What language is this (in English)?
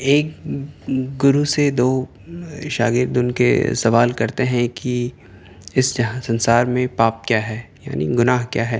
Urdu